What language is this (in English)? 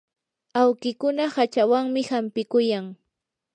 Yanahuanca Pasco Quechua